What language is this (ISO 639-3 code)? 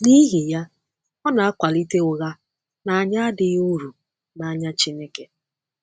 ibo